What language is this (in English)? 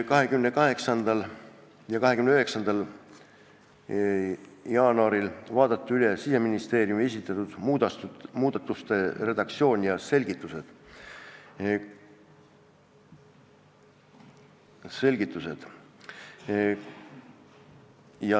Estonian